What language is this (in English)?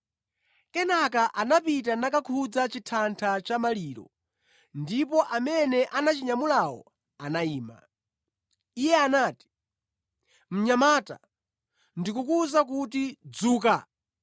Nyanja